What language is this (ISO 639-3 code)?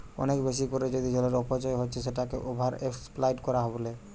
ben